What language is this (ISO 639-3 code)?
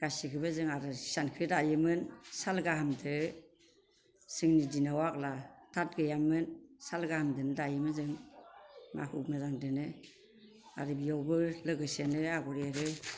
brx